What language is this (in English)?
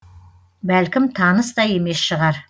Kazakh